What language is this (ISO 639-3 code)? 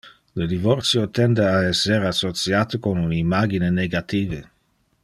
ina